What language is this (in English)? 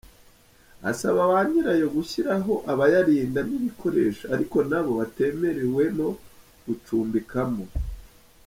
Kinyarwanda